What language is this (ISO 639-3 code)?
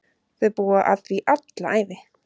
isl